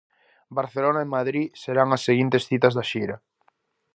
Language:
Galician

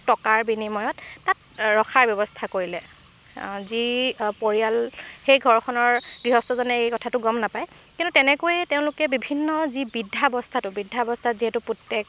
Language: Assamese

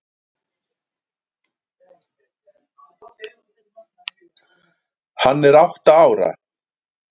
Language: Icelandic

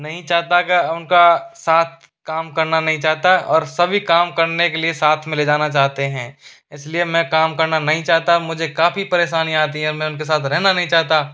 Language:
Hindi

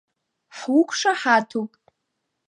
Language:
Abkhazian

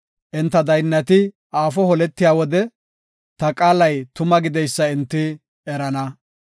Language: Gofa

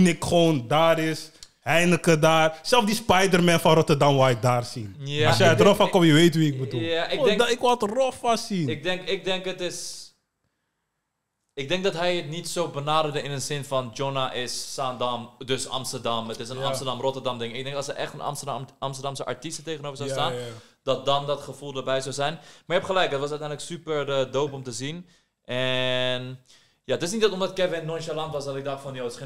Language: Dutch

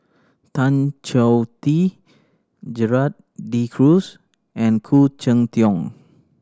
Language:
English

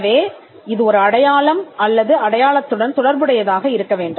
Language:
Tamil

